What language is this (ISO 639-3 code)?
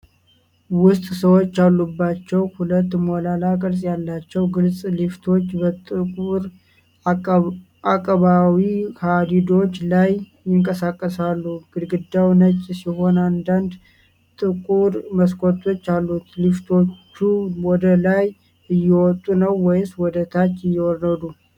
amh